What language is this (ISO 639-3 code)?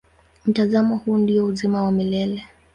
swa